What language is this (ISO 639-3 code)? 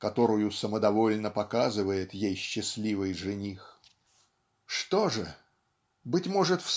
rus